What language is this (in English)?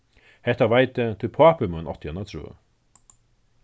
Faroese